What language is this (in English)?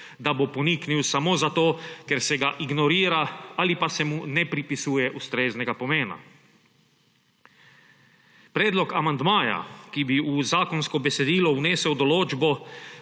Slovenian